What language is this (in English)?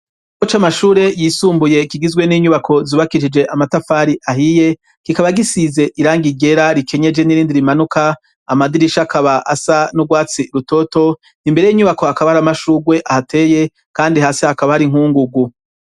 Rundi